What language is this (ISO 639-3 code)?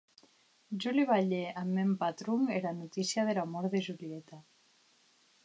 oci